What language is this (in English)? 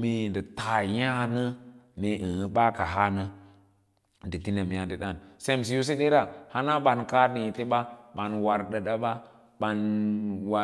Lala-Roba